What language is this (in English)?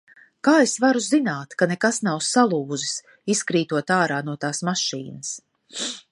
Latvian